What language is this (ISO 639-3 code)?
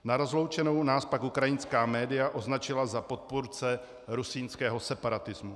ces